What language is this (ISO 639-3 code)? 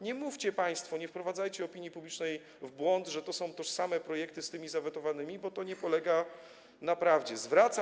pol